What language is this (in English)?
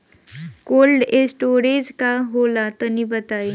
Bhojpuri